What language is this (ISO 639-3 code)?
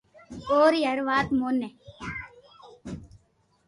lrk